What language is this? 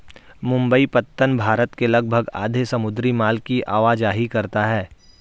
Hindi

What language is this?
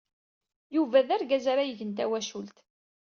Kabyle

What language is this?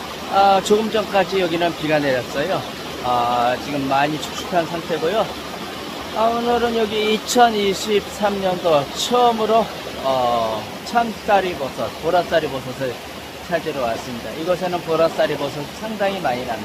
Korean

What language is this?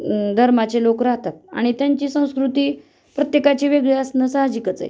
Marathi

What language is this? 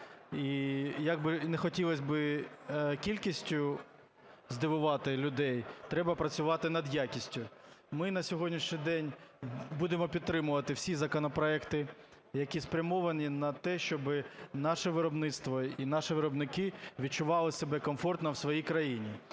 Ukrainian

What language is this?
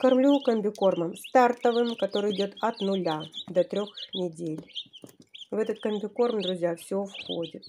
Russian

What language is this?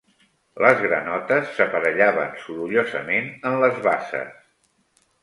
Catalan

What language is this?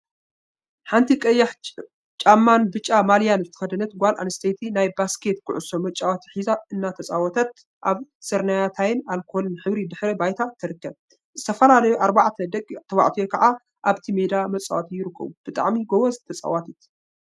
Tigrinya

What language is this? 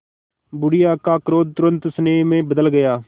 Hindi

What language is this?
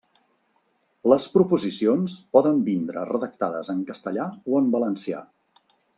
Catalan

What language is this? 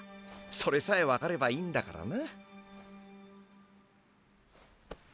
Japanese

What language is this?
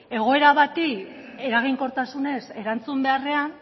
Basque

